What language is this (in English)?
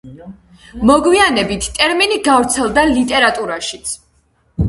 Georgian